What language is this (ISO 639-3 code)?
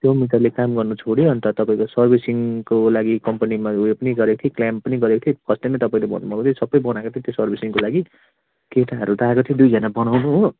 nep